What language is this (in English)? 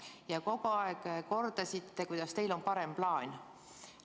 Estonian